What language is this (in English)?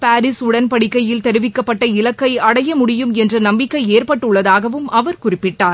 Tamil